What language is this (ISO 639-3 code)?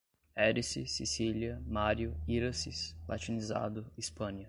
por